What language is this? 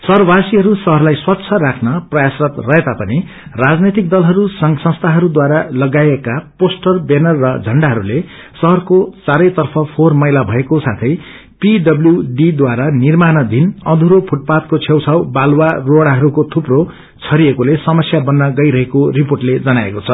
Nepali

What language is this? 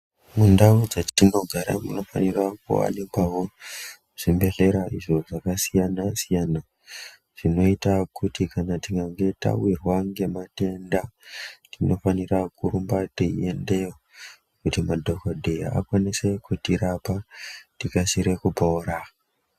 Ndau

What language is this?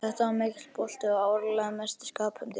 Icelandic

